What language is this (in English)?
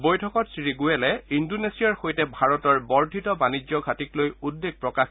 Assamese